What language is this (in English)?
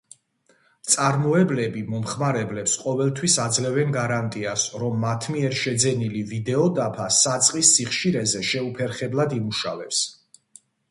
Georgian